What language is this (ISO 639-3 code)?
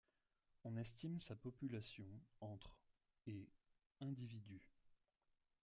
fra